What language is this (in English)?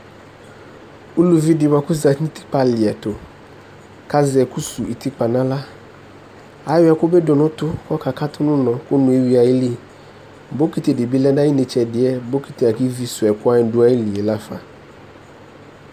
Ikposo